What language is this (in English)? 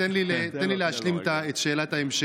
Hebrew